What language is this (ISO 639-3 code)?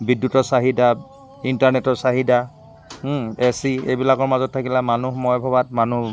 asm